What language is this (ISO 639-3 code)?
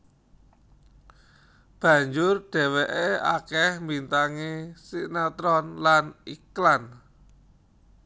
jav